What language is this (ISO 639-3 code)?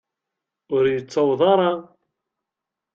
kab